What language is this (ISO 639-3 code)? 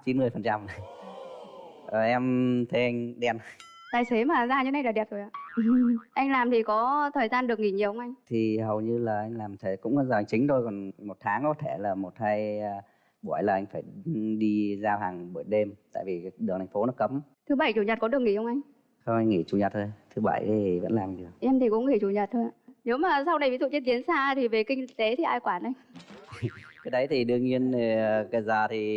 vie